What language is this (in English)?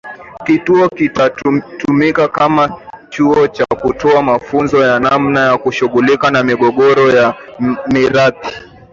Swahili